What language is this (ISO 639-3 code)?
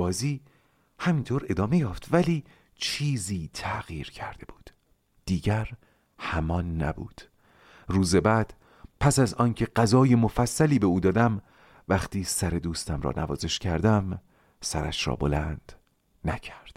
fas